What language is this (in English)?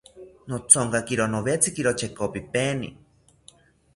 South Ucayali Ashéninka